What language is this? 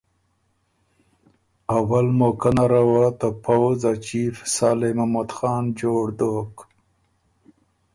Ormuri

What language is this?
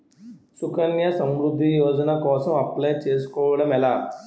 Telugu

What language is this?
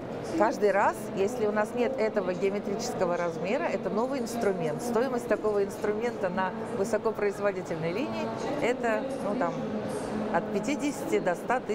Russian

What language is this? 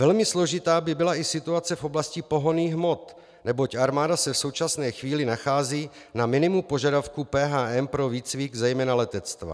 Czech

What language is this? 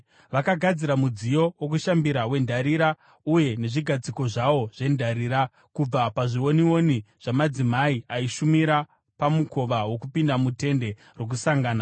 Shona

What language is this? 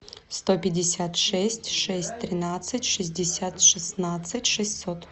Russian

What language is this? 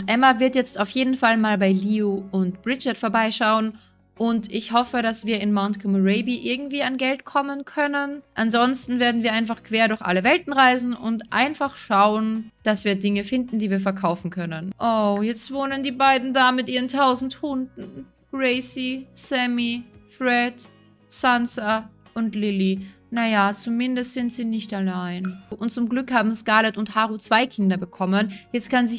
German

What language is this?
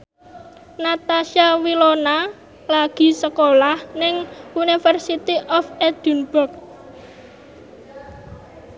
Javanese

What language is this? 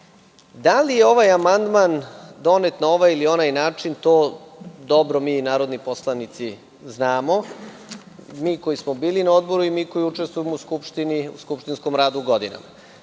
Serbian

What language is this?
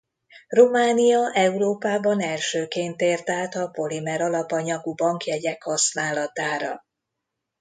Hungarian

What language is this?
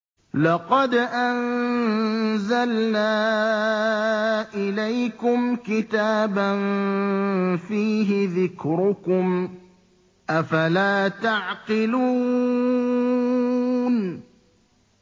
Arabic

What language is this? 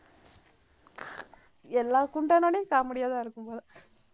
Tamil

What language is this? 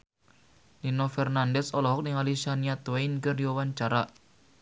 Sundanese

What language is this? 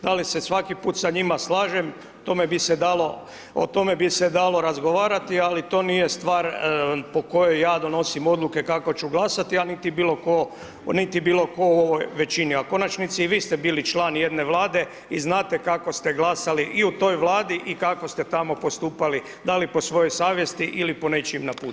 Croatian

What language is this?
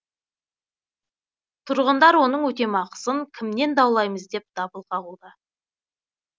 Kazakh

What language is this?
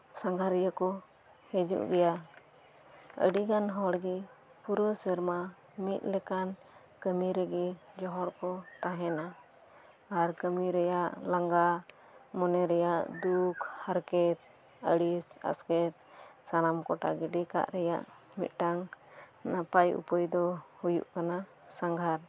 Santali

